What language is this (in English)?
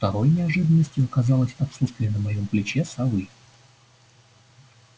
Russian